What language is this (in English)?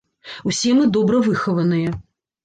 Belarusian